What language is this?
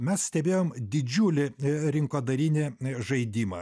Lithuanian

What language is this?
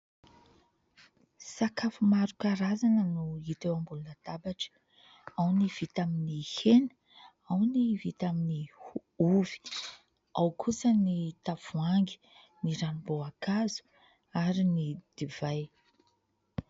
Malagasy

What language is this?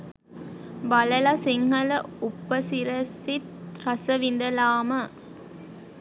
Sinhala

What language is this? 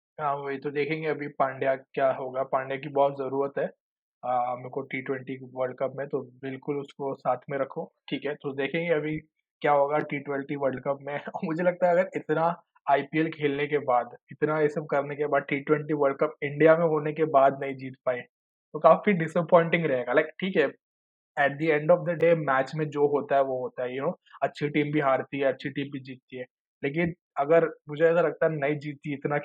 Hindi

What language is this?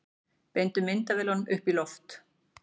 Icelandic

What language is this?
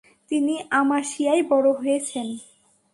Bangla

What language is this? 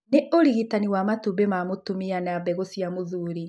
Kikuyu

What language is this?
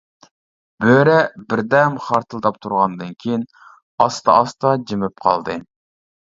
Uyghur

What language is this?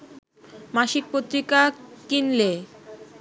Bangla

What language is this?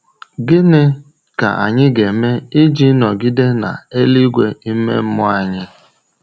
Igbo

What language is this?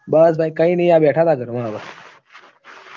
Gujarati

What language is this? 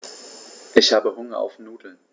German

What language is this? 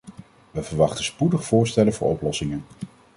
Dutch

